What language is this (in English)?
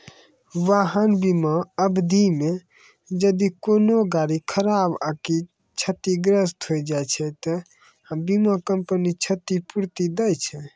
Maithili